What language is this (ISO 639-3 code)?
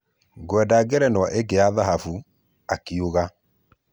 kik